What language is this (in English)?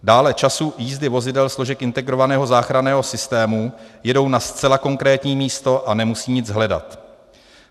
Czech